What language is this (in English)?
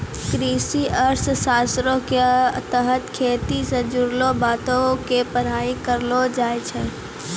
Maithili